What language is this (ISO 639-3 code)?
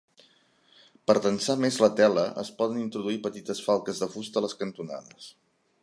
cat